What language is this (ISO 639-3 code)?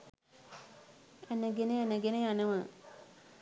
sin